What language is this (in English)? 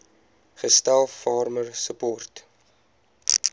Afrikaans